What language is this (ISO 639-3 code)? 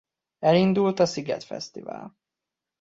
hun